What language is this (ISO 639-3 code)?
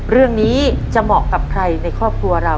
tha